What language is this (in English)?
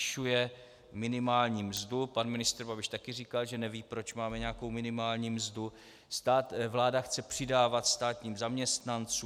Czech